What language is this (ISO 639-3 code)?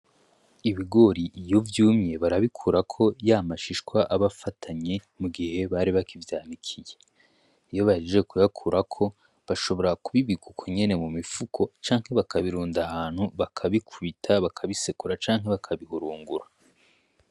run